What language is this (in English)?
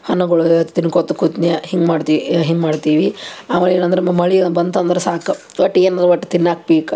Kannada